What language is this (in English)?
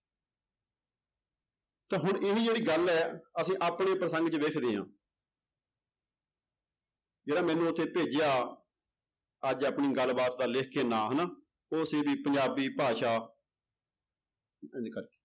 Punjabi